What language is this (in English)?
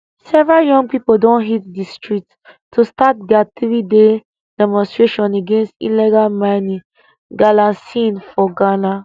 Nigerian Pidgin